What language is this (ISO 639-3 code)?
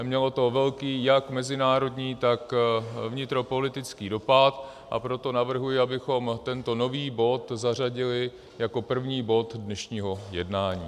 ces